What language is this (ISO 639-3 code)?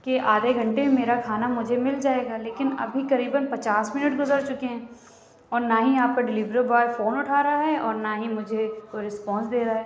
urd